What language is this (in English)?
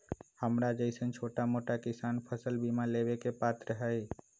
Magahi